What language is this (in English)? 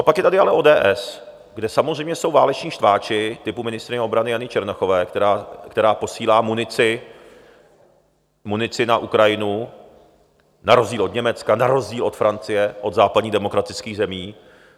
Czech